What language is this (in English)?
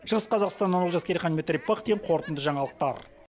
Kazakh